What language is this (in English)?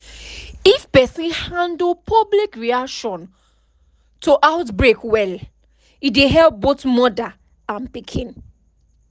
Nigerian Pidgin